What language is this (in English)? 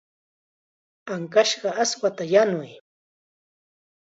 Chiquián Ancash Quechua